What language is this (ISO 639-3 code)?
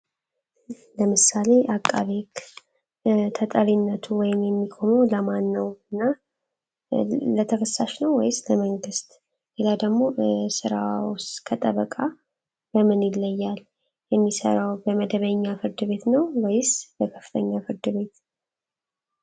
amh